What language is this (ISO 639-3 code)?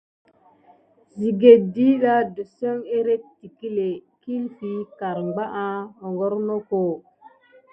gid